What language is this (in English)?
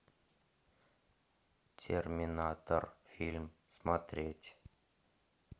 Russian